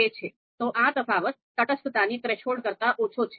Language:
Gujarati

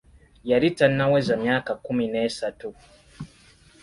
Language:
Ganda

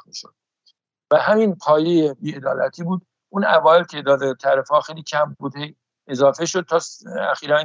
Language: Persian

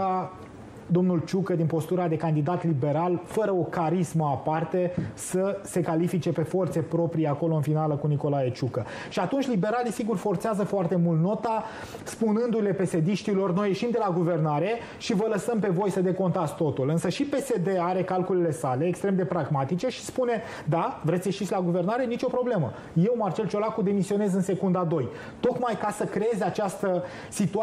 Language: Romanian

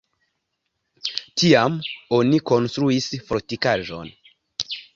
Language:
Esperanto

